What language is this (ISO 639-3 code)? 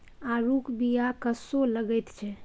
mai